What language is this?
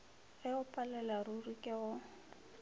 Northern Sotho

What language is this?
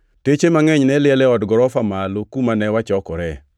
Luo (Kenya and Tanzania)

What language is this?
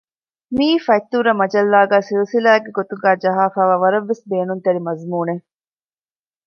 Divehi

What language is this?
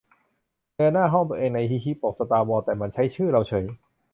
Thai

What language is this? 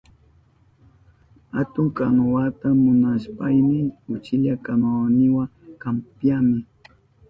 Southern Pastaza Quechua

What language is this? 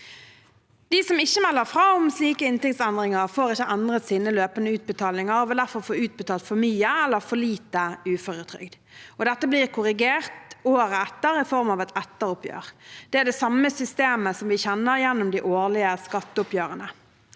Norwegian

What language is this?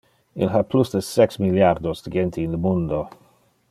Interlingua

